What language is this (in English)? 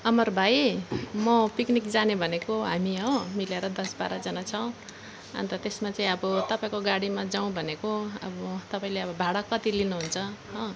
Nepali